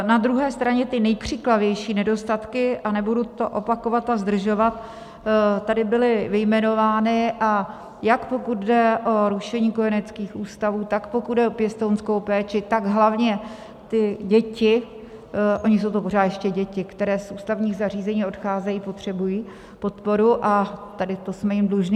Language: Czech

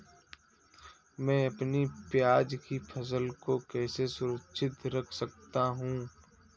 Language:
Hindi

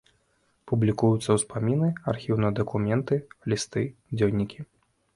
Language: Belarusian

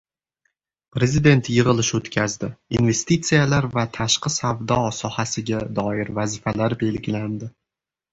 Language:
Uzbek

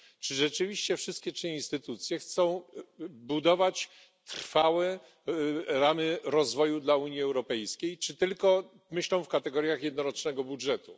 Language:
Polish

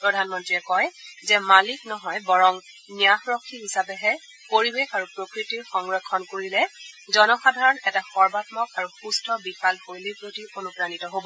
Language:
Assamese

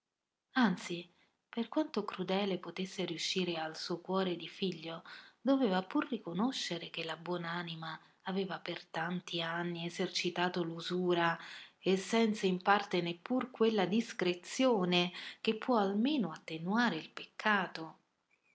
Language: Italian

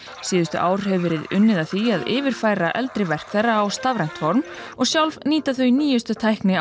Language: Icelandic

